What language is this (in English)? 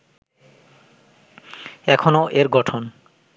Bangla